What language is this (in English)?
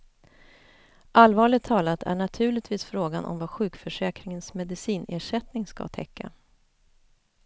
Swedish